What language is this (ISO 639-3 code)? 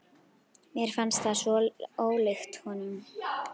isl